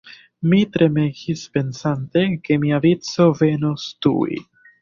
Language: Esperanto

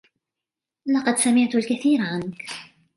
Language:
Arabic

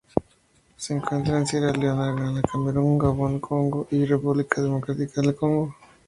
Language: Spanish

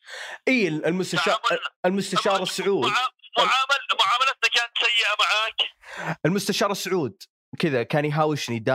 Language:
Arabic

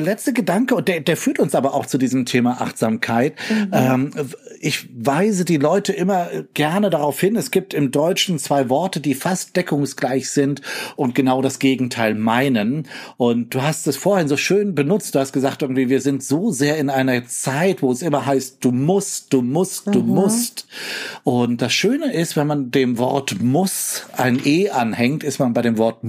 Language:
German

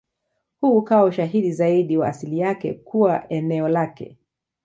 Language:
Swahili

